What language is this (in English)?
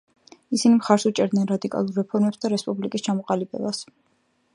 Georgian